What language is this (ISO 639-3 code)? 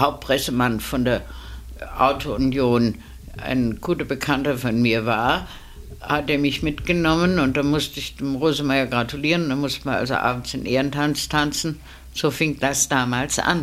deu